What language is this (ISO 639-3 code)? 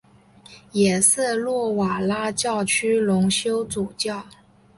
zho